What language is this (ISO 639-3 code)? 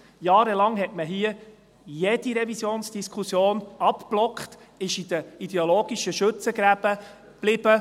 gsw